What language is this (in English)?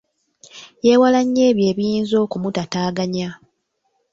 Ganda